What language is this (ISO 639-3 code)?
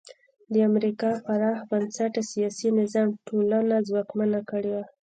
pus